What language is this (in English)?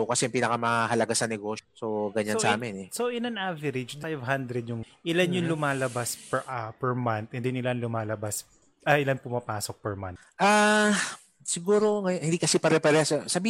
Filipino